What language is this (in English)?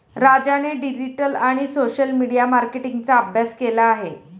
Marathi